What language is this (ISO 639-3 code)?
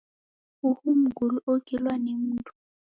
dav